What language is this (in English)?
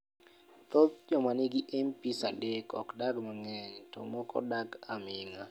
Luo (Kenya and Tanzania)